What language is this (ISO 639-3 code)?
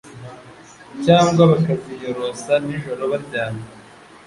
kin